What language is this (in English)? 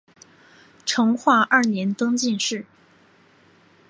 Chinese